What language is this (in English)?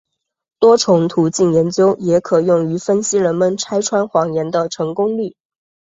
Chinese